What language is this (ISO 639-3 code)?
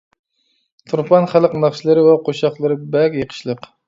uig